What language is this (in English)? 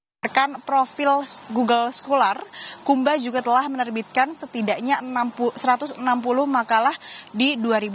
Indonesian